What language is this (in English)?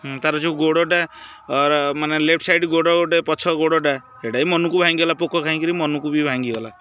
Odia